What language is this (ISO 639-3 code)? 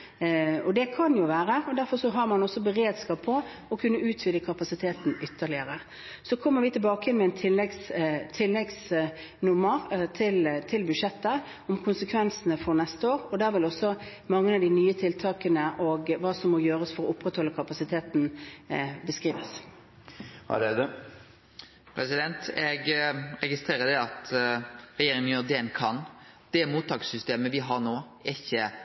nor